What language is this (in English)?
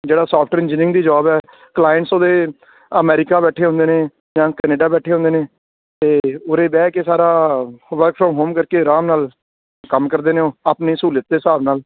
Punjabi